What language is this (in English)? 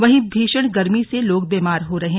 Hindi